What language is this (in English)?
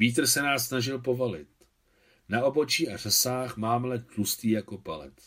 Czech